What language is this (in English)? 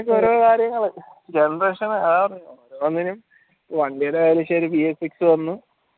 Malayalam